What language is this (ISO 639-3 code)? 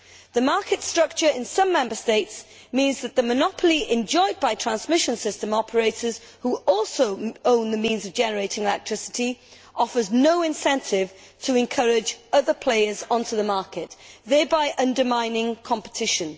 eng